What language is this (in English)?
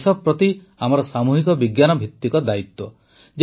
Odia